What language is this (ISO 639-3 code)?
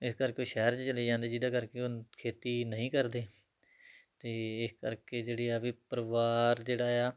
pan